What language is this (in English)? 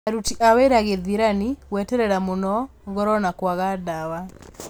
Kikuyu